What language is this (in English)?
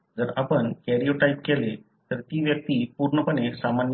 Marathi